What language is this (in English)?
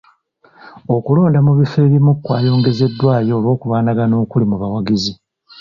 Ganda